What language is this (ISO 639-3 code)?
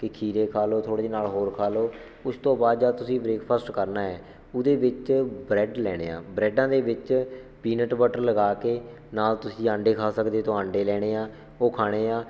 pan